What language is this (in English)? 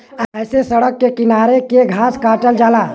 Bhojpuri